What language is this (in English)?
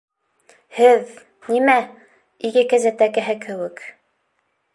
Bashkir